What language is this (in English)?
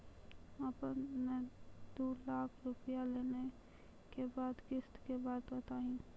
Maithili